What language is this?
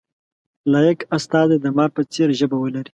Pashto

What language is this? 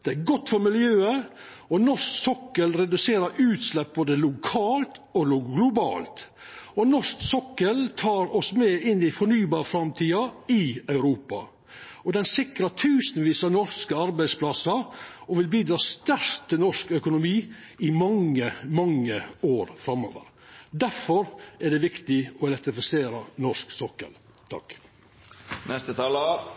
Norwegian Nynorsk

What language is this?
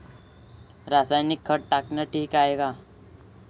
Marathi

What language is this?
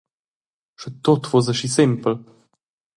Romansh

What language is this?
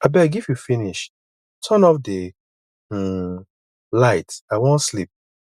Nigerian Pidgin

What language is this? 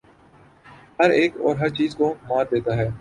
Urdu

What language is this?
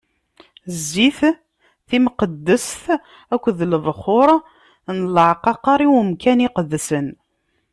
Kabyle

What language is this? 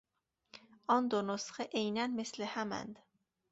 Persian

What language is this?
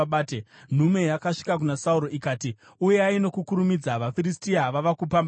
Shona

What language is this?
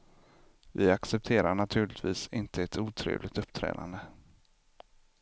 Swedish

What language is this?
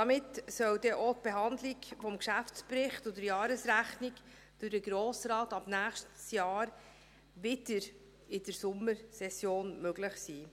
Swiss German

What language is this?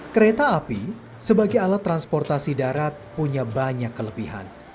Indonesian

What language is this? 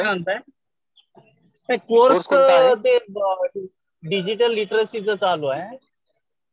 Marathi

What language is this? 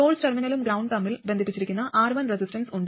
Malayalam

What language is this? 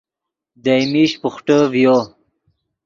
Yidgha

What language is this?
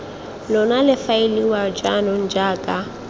Tswana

